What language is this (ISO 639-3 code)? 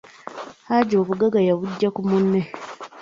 lug